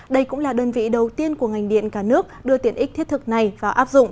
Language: Vietnamese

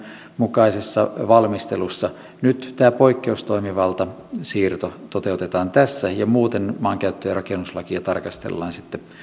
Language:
Finnish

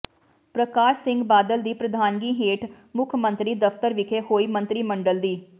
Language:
Punjabi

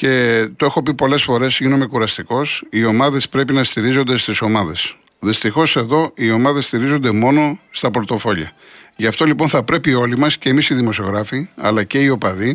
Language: Greek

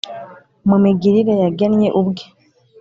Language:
Kinyarwanda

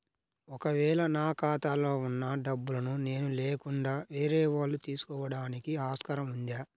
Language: Telugu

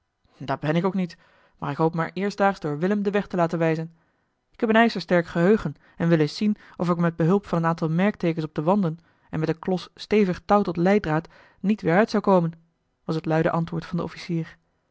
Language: Dutch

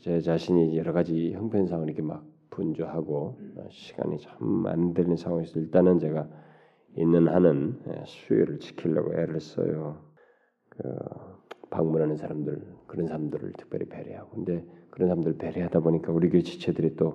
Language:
Korean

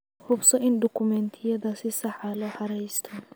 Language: Somali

